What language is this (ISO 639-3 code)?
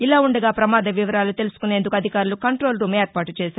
tel